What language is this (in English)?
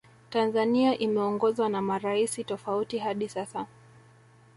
Swahili